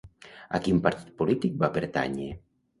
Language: Catalan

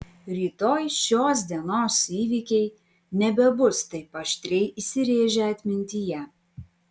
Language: Lithuanian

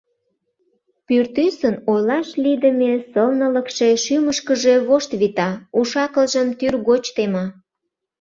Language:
Mari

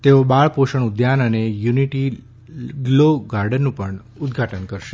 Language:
Gujarati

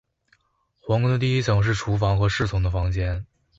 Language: Chinese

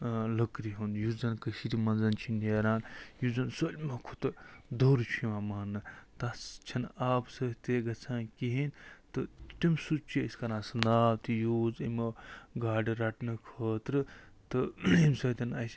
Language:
Kashmiri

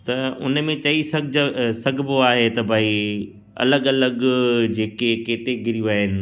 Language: Sindhi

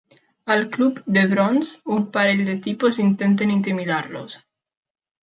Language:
Catalan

